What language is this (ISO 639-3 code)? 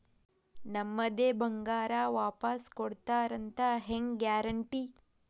kan